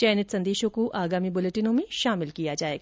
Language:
Hindi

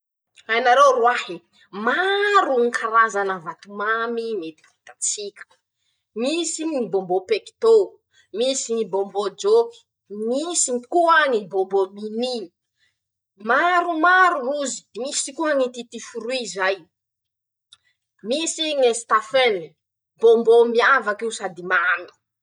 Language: Masikoro Malagasy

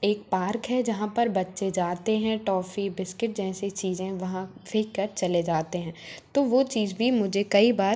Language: Hindi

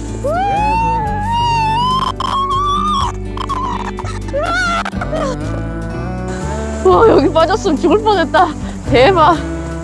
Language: Korean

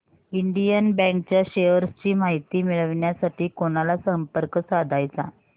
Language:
Marathi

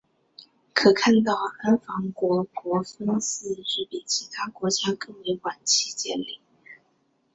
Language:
Chinese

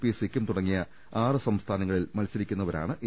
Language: Malayalam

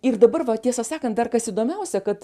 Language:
Lithuanian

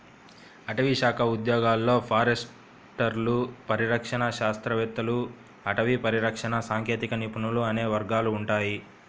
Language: Telugu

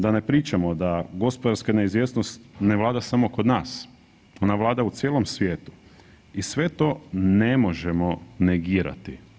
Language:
Croatian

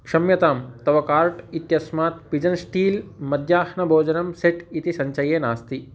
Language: Sanskrit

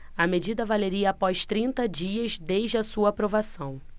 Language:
Portuguese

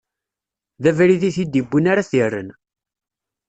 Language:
Kabyle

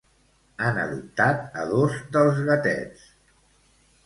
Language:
Catalan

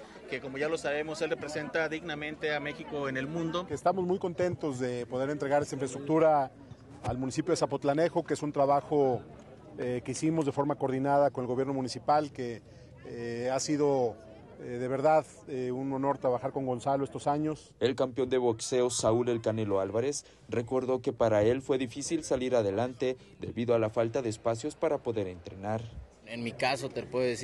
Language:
Spanish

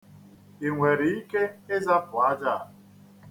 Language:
Igbo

